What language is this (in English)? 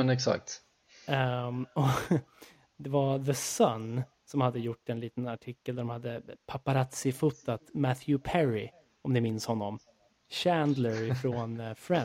Swedish